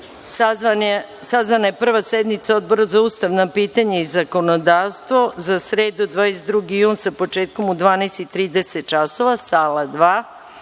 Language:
Serbian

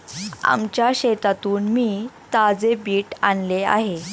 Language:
Marathi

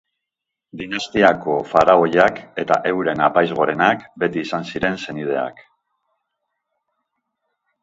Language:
Basque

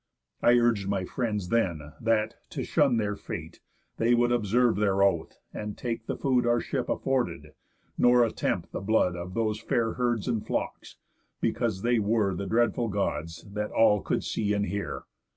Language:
English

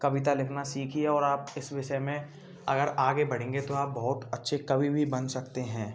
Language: Hindi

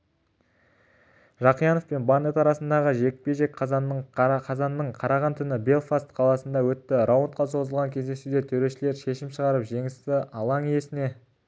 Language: Kazakh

